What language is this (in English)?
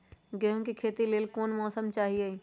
Magahi